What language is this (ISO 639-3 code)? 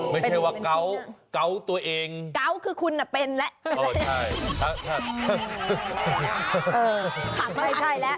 tha